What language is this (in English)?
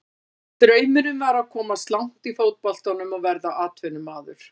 Icelandic